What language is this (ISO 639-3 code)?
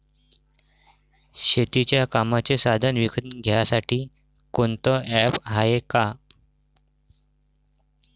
mar